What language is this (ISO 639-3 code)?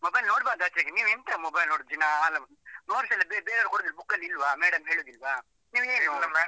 kan